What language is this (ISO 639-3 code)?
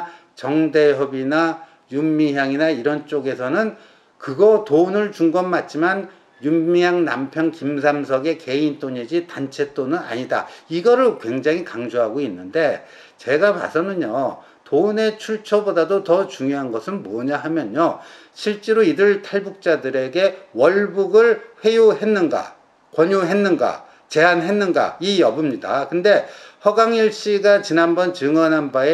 kor